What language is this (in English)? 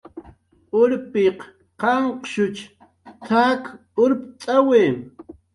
Jaqaru